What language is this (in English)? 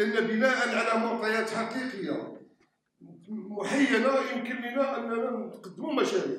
Arabic